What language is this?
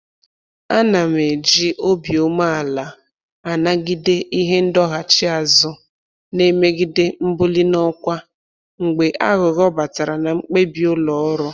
Igbo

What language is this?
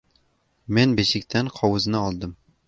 Uzbek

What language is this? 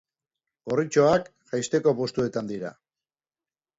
Basque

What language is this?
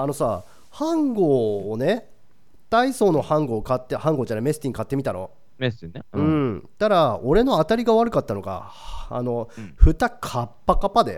Japanese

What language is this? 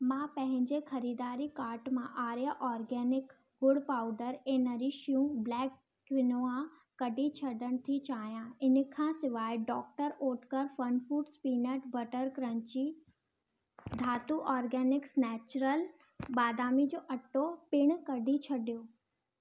Sindhi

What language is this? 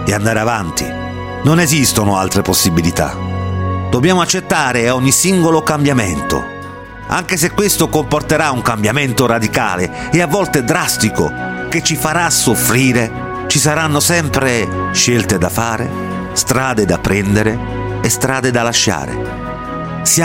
Italian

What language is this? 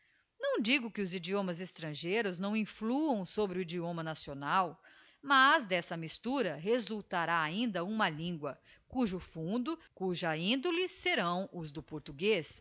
Portuguese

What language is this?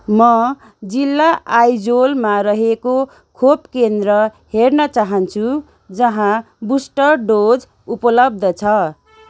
Nepali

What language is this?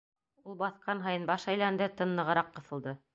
Bashkir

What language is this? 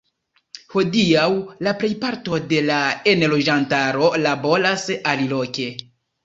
Esperanto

